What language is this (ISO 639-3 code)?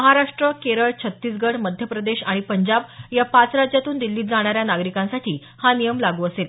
mar